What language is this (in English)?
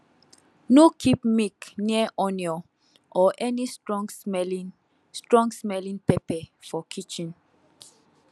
Nigerian Pidgin